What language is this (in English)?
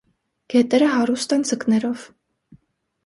Armenian